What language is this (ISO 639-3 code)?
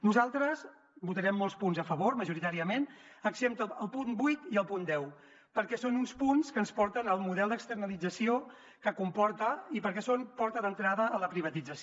cat